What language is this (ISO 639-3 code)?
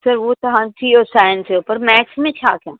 snd